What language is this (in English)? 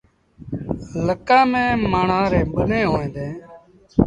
Sindhi Bhil